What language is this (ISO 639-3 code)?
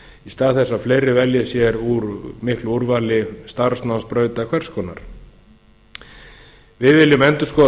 isl